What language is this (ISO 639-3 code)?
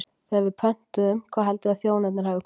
isl